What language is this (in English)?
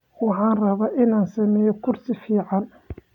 Somali